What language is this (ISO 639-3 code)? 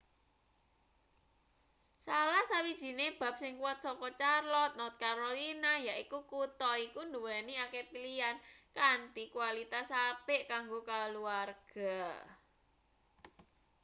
jav